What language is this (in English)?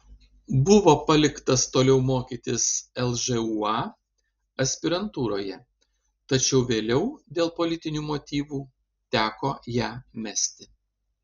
Lithuanian